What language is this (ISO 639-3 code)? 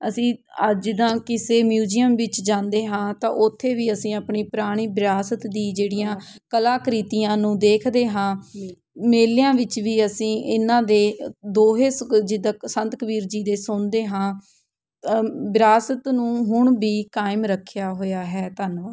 pan